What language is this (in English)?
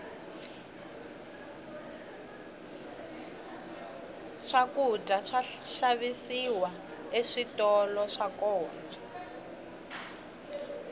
Tsonga